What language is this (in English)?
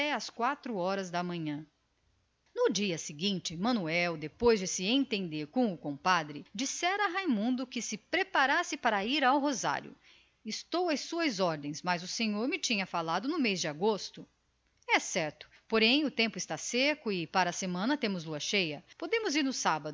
Portuguese